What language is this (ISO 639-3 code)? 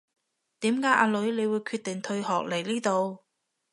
yue